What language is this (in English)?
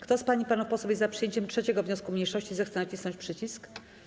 Polish